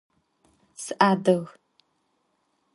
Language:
Adyghe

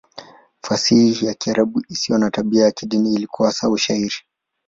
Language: Swahili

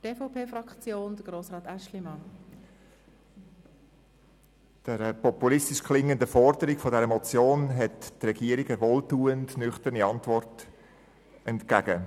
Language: Swiss German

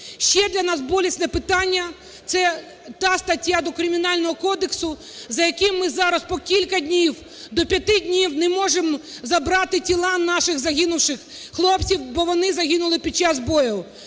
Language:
Ukrainian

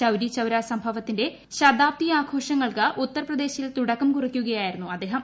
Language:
Malayalam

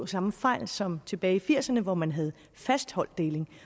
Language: Danish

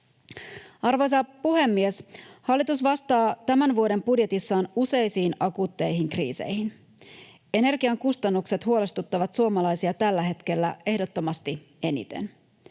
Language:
Finnish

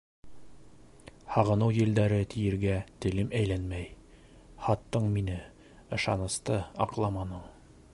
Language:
Bashkir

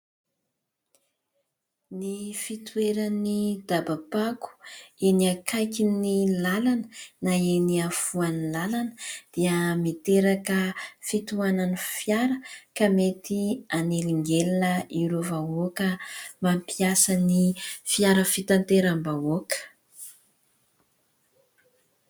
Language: Malagasy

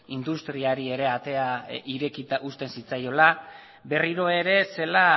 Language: Basque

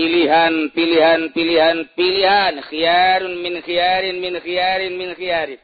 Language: Indonesian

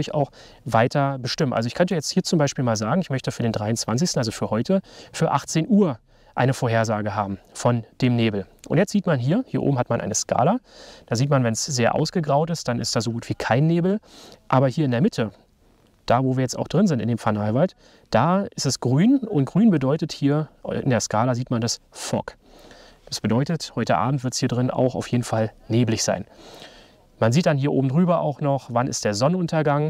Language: German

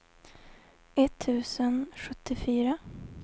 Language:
Swedish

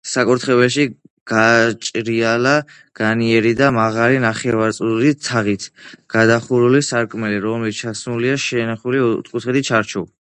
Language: Georgian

